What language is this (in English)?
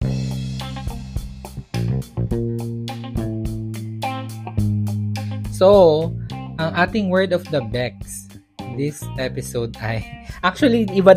Filipino